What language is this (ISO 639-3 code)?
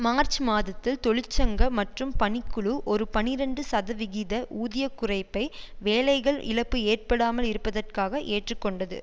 tam